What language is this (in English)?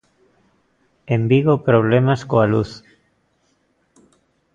Galician